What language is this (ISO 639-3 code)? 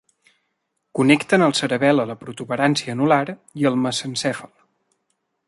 cat